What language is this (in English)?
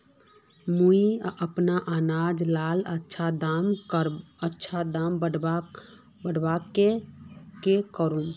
Magahi